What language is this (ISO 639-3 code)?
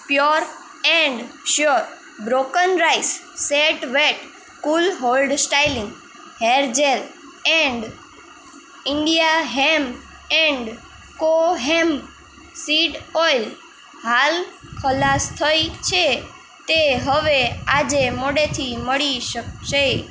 guj